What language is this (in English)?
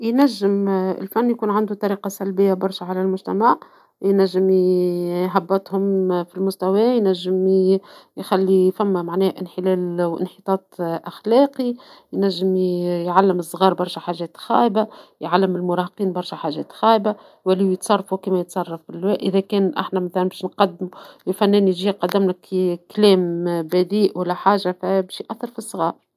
Tunisian Arabic